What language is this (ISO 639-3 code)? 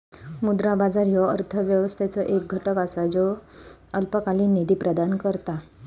mar